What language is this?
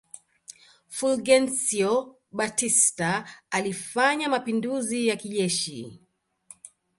Swahili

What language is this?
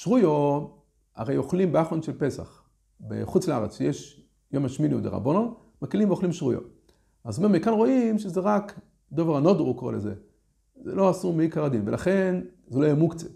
Hebrew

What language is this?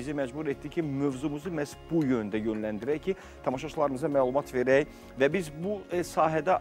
Turkish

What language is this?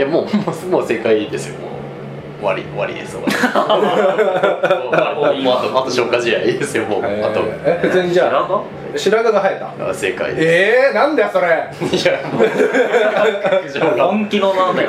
Japanese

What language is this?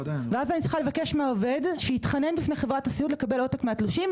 Hebrew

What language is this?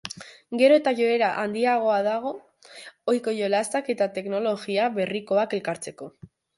Basque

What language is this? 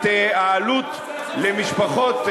Hebrew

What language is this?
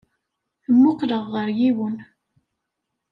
Kabyle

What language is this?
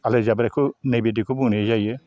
Bodo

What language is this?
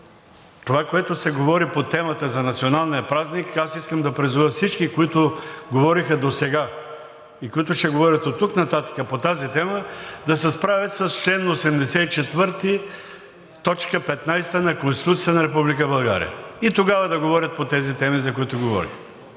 Bulgarian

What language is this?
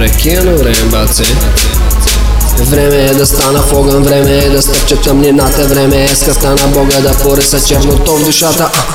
Bulgarian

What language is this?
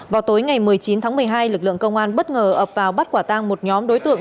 Vietnamese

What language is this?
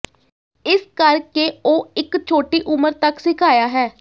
Punjabi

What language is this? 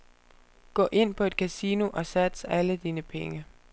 Danish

